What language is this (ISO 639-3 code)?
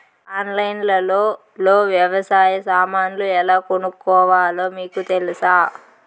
tel